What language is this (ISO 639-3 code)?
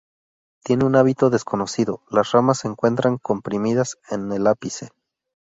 spa